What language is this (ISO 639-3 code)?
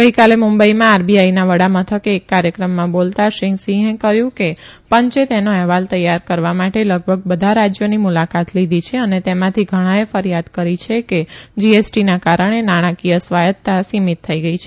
guj